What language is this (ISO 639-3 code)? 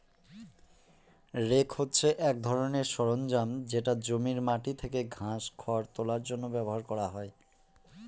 ben